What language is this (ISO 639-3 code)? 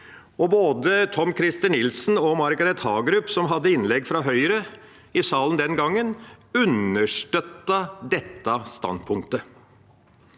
nor